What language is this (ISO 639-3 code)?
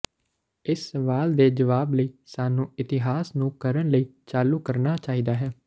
pan